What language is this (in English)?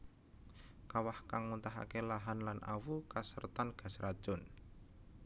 Javanese